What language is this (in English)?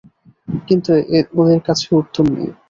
Bangla